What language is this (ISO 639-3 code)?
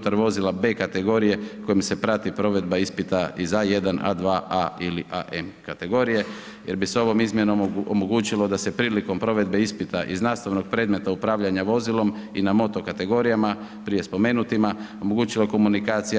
hrv